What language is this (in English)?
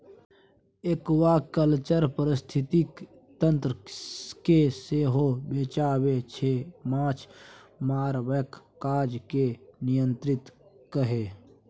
Maithili